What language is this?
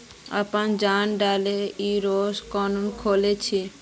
Magahi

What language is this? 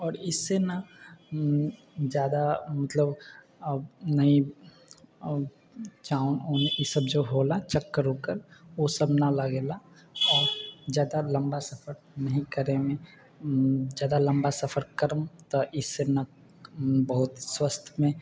Maithili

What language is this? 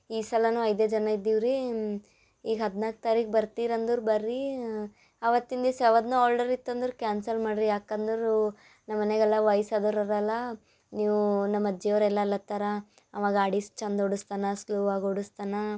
Kannada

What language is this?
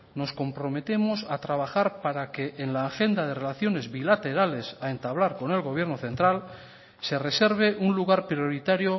Spanish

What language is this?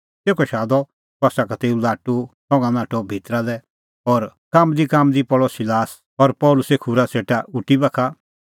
Kullu Pahari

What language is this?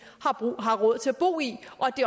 Danish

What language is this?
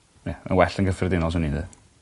Welsh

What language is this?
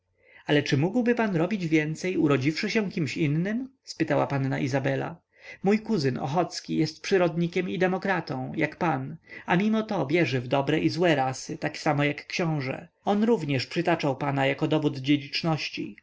Polish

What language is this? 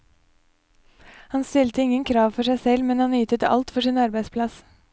Norwegian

